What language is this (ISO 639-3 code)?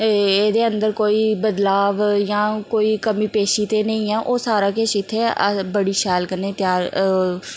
doi